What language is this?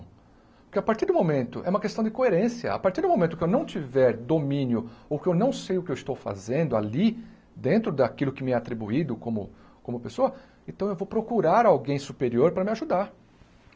Portuguese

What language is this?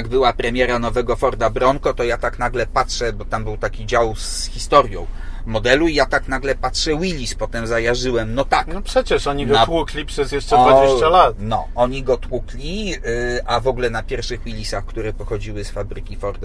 Polish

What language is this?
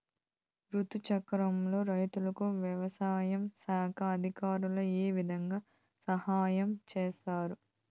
Telugu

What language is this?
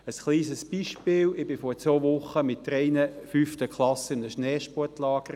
Swiss German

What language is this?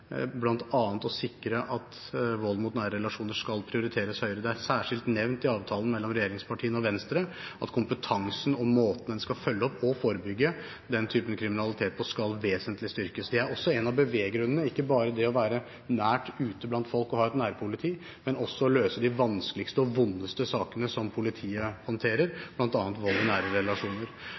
Norwegian Bokmål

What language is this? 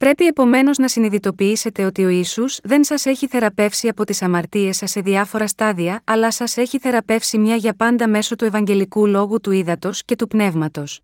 Greek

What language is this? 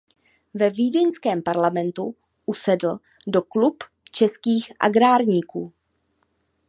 Czech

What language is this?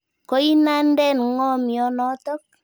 Kalenjin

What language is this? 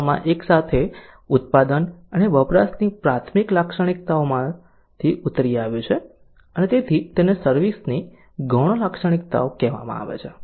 Gujarati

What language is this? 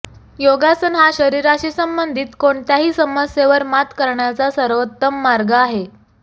Marathi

